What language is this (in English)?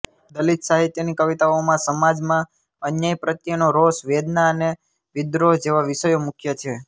Gujarati